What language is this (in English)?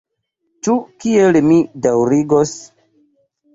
Esperanto